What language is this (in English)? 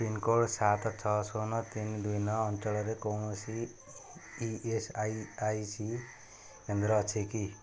Odia